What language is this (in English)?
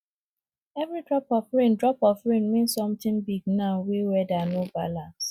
Nigerian Pidgin